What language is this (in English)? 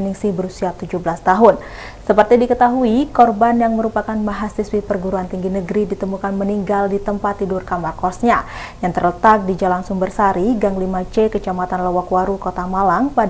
Indonesian